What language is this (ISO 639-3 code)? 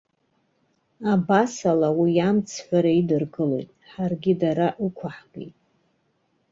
abk